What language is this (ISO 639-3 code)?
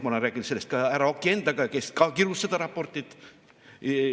est